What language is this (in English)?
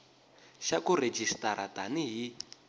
Tsonga